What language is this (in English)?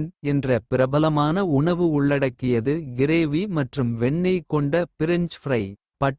Kota (India)